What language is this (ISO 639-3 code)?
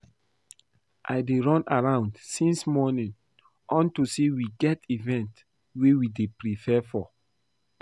pcm